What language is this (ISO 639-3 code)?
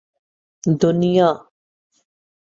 urd